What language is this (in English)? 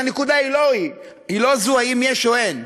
Hebrew